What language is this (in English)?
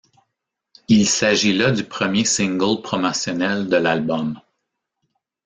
French